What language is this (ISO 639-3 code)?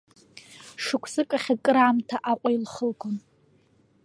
abk